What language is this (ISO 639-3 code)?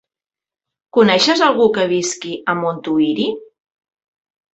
cat